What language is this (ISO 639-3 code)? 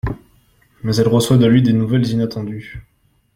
fra